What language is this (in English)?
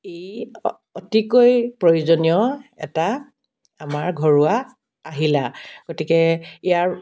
Assamese